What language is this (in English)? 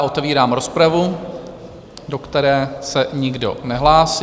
Czech